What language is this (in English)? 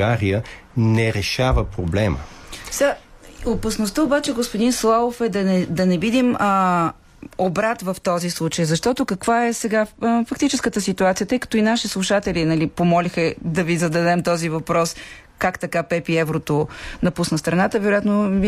Bulgarian